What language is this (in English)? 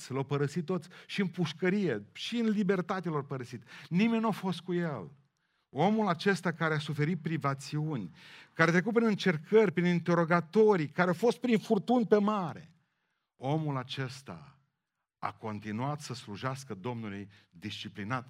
Romanian